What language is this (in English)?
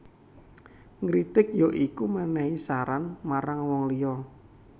Javanese